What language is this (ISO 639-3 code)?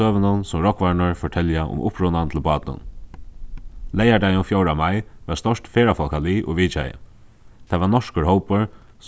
fao